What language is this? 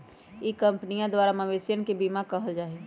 Magahi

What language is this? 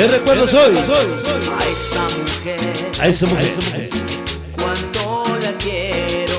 Spanish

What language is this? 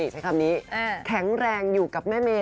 Thai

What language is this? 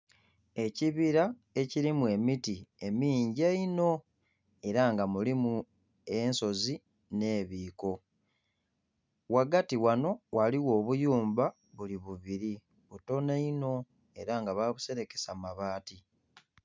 Soga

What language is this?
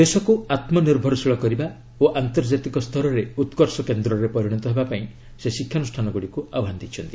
Odia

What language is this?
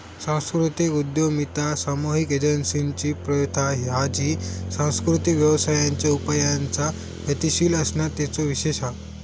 Marathi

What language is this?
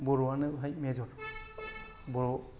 Bodo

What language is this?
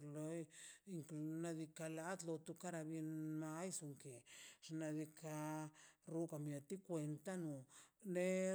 Mazaltepec Zapotec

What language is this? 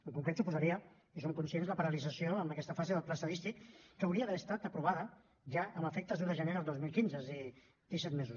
Catalan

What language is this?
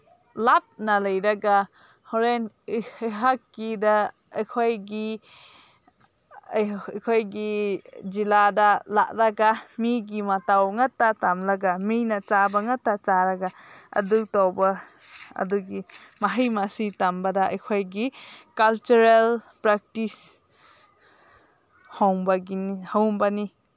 Manipuri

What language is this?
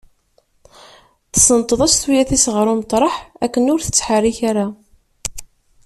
Kabyle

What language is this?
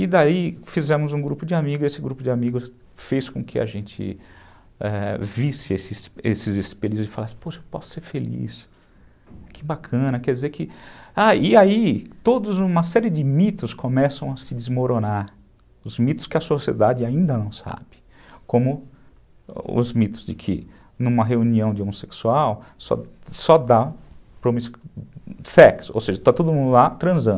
Portuguese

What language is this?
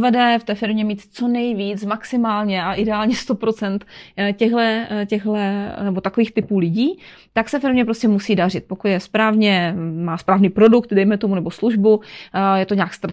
Czech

